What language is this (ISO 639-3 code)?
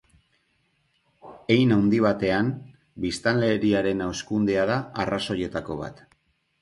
eus